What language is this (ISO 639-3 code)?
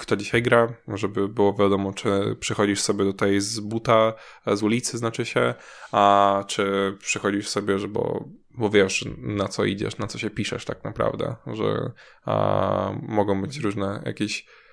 pol